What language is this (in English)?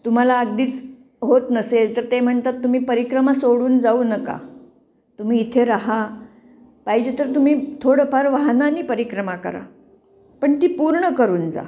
Marathi